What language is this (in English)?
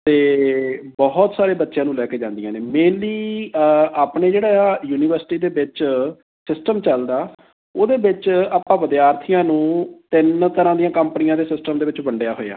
Punjabi